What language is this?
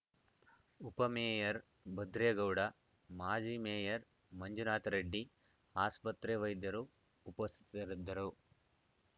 Kannada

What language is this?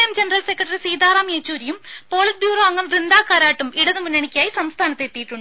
Malayalam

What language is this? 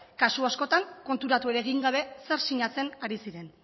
Basque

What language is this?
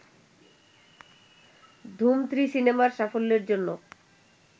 Bangla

